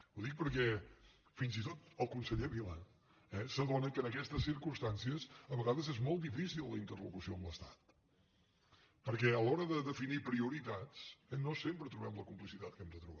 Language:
Catalan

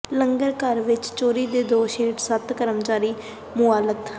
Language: Punjabi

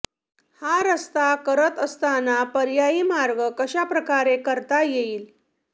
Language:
Marathi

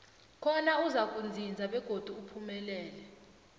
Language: South Ndebele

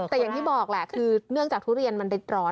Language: Thai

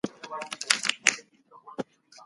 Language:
Pashto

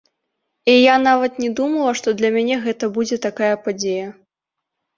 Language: Belarusian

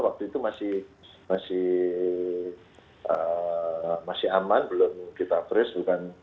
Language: Indonesian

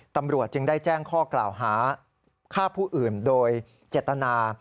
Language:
Thai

